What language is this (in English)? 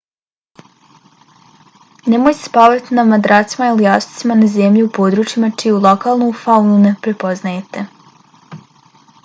Bosnian